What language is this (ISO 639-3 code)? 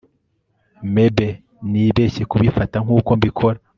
kin